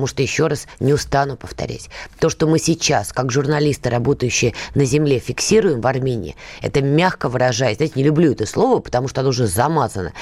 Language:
Russian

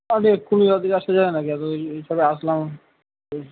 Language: Bangla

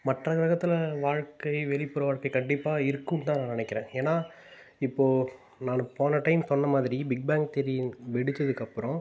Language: Tamil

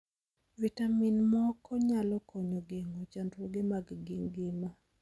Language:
Luo (Kenya and Tanzania)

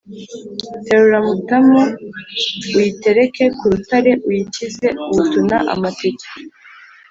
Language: Kinyarwanda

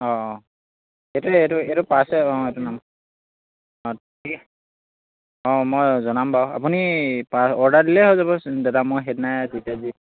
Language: Assamese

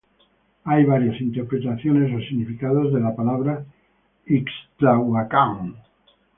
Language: Spanish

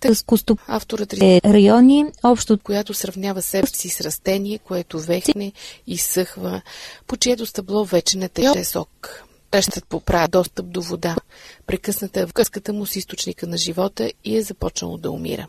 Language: Bulgarian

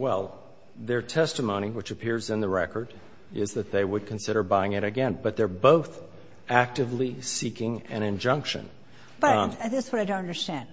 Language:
English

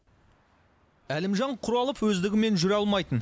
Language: Kazakh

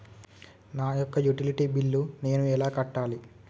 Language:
Telugu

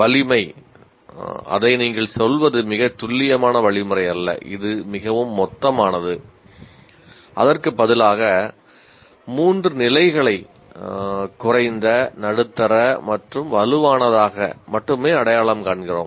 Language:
Tamil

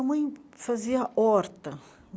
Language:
Portuguese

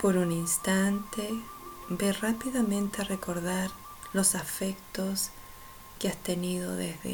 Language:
Spanish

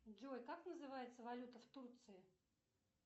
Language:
Russian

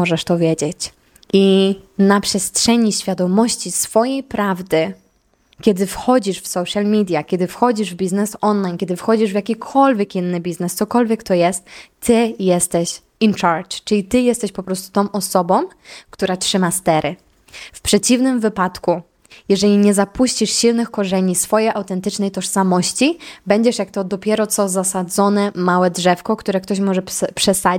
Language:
Polish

